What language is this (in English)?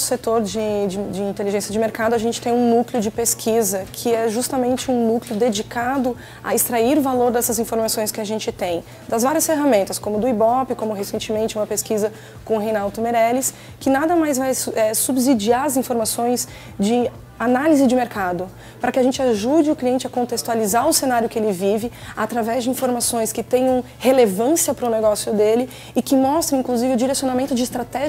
Portuguese